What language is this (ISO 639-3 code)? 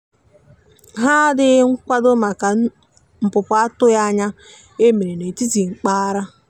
ibo